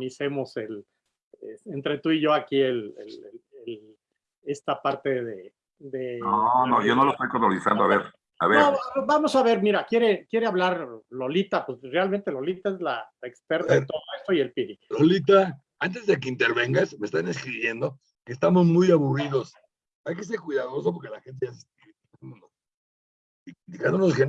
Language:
Spanish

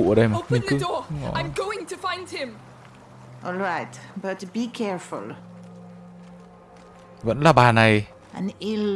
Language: Vietnamese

